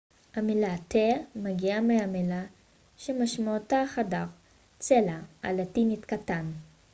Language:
Hebrew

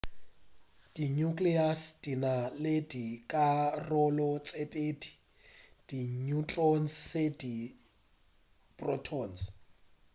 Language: Northern Sotho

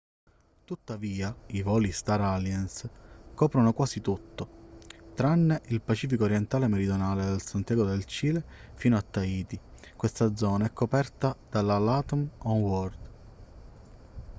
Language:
Italian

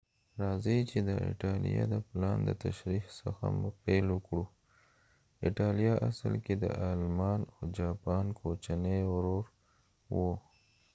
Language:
Pashto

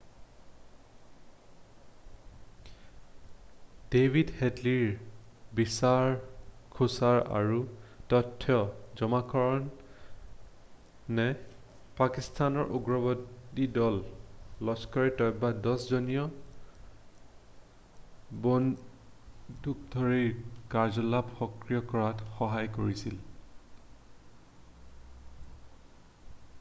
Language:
Assamese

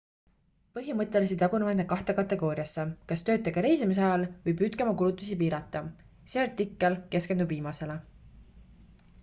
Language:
Estonian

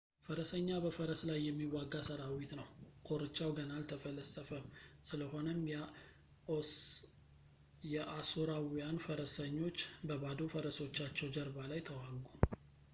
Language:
Amharic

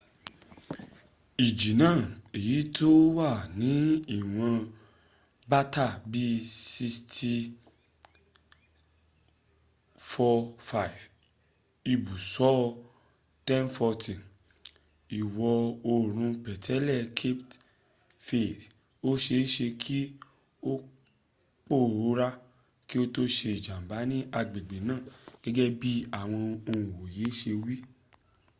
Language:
Yoruba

